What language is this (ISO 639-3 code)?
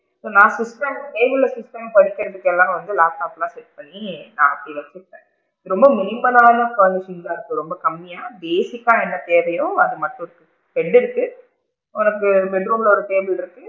tam